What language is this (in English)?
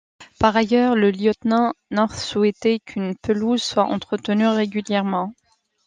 French